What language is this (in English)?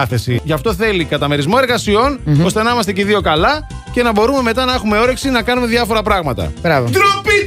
Greek